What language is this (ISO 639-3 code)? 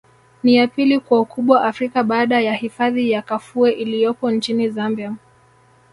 swa